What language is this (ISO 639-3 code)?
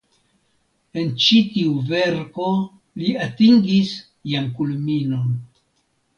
epo